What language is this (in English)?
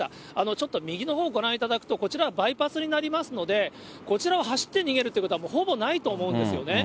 Japanese